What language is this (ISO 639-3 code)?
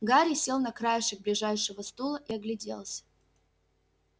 rus